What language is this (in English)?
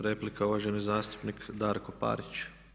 Croatian